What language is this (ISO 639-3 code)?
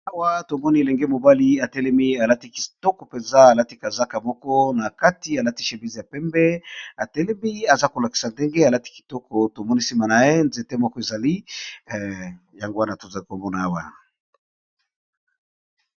lin